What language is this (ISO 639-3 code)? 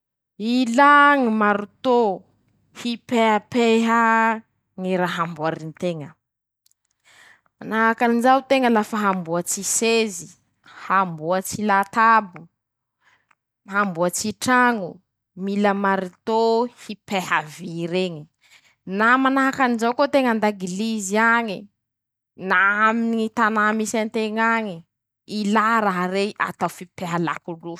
msh